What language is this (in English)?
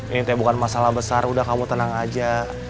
Indonesian